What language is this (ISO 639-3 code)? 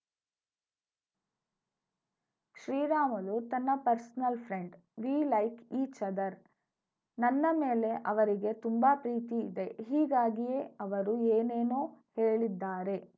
kan